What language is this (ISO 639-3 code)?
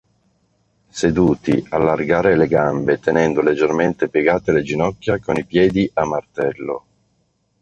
ita